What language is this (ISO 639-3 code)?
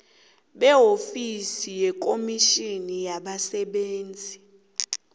nbl